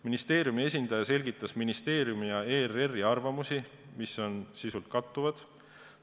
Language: Estonian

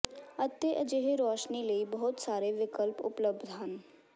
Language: Punjabi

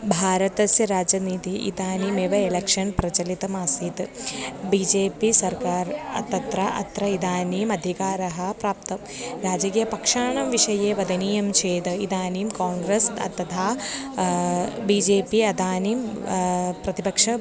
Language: Sanskrit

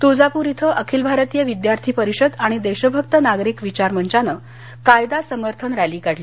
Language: Marathi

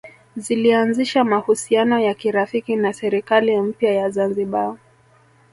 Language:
Swahili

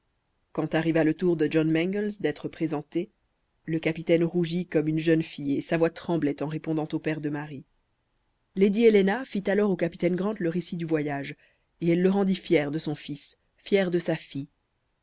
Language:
French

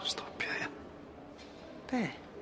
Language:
Welsh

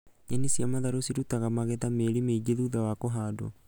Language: Kikuyu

